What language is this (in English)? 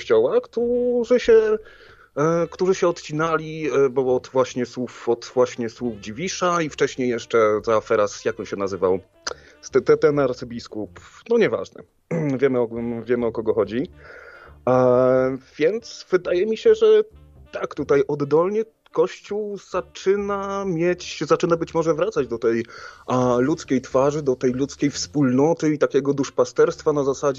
Polish